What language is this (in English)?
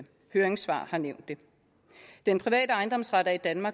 Danish